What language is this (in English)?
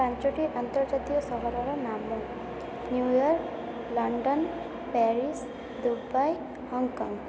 Odia